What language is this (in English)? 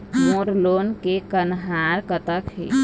Chhattisgarhi